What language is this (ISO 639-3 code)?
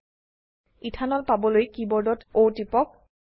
asm